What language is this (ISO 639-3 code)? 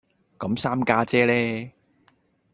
yue